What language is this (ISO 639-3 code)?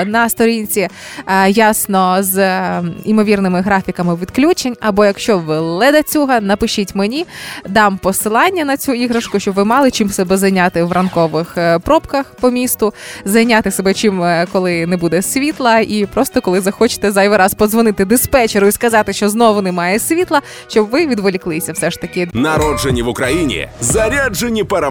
ukr